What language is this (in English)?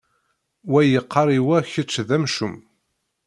Kabyle